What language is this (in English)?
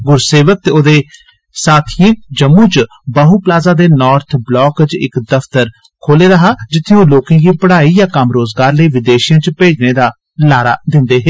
Dogri